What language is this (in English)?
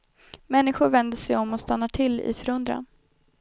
Swedish